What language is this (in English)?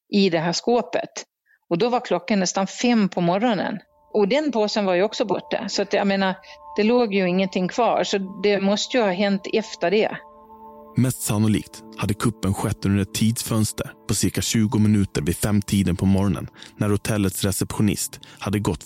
Swedish